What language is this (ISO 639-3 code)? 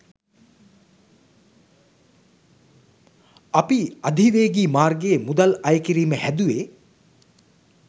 sin